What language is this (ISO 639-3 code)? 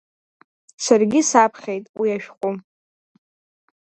abk